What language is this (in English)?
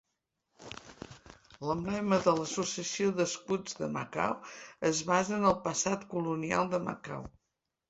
Catalan